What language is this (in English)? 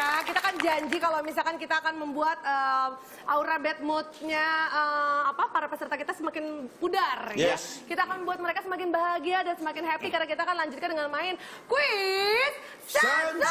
Indonesian